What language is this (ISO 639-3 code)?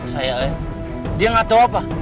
ind